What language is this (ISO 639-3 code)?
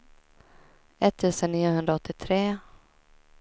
swe